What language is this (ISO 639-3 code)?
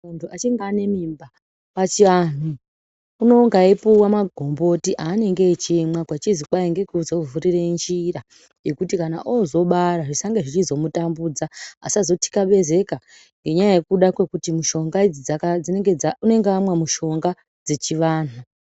ndc